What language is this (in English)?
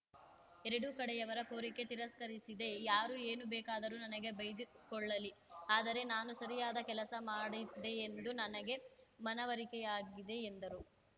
Kannada